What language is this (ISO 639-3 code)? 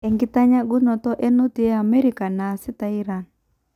mas